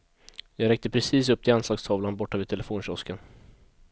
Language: Swedish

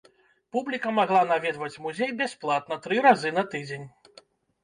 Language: Belarusian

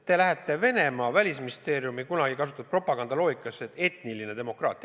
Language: Estonian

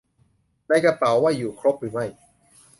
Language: Thai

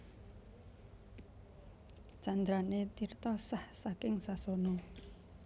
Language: Javanese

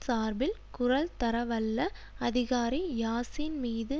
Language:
Tamil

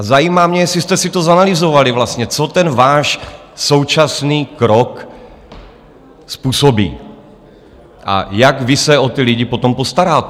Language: Czech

